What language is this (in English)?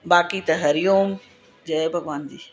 Sindhi